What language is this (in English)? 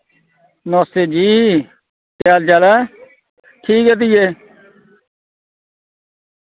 Dogri